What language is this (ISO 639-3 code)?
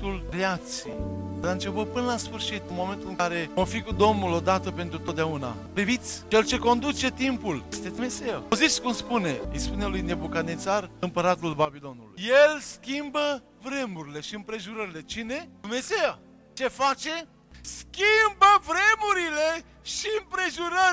ron